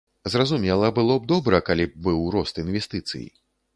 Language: Belarusian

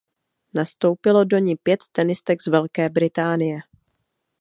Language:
Czech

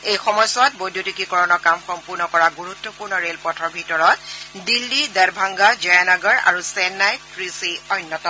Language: Assamese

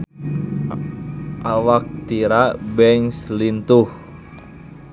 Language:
Sundanese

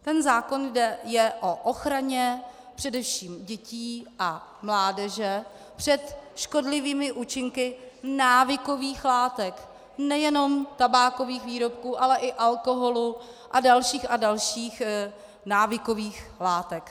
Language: Czech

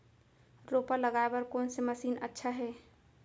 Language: Chhattisgarhi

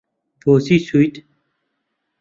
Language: Central Kurdish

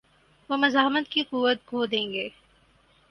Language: Urdu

